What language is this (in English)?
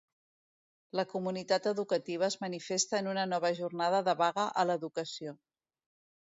Catalan